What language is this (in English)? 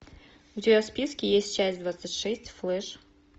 Russian